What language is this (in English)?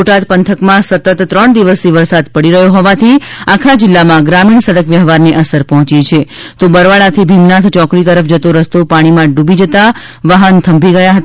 Gujarati